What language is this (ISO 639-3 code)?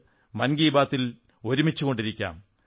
mal